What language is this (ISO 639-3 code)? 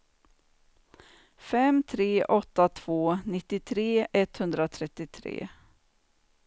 swe